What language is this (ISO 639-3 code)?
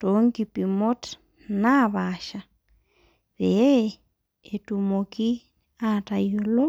mas